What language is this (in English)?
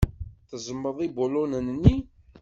Kabyle